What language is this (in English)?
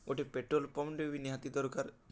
Odia